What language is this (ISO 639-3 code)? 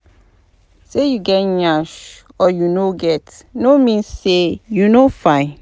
pcm